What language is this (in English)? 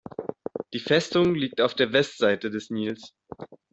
German